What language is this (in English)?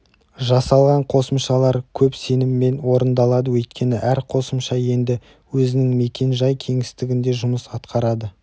Kazakh